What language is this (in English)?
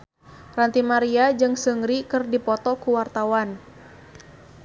Sundanese